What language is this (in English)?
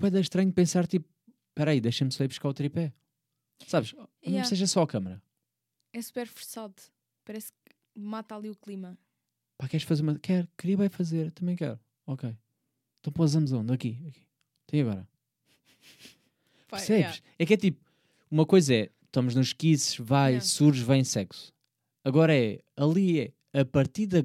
Portuguese